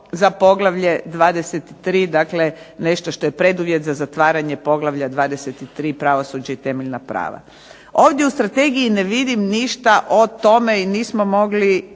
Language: Croatian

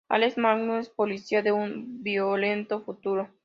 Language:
Spanish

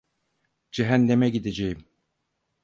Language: Turkish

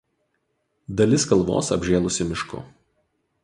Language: Lithuanian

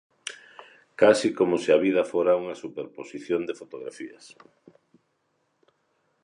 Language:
Galician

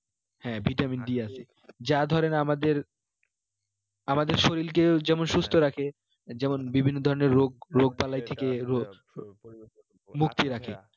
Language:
Bangla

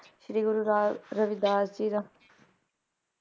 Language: Punjabi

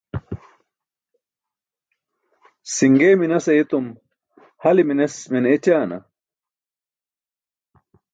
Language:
Burushaski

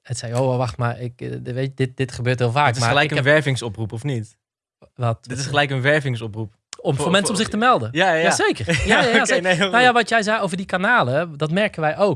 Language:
Dutch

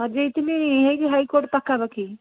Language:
Odia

